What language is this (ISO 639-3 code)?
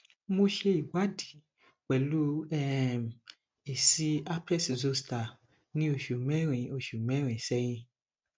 yor